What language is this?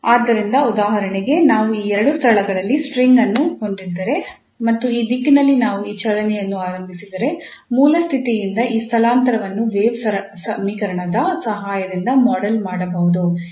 Kannada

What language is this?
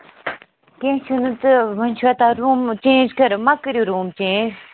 Kashmiri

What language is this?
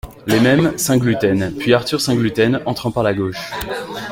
French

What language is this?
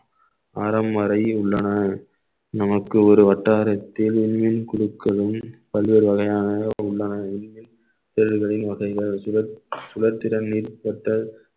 Tamil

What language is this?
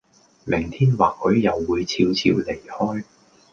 Cantonese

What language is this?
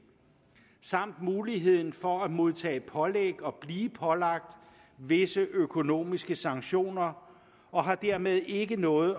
Danish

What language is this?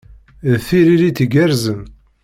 Kabyle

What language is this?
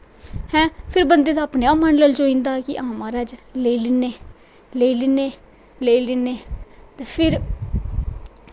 Dogri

